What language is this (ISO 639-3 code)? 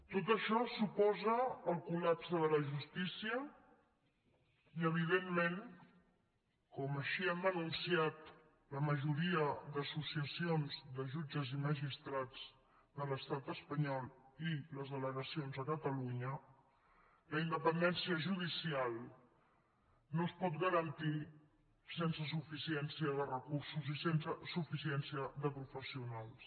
cat